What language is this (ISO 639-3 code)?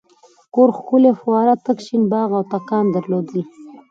pus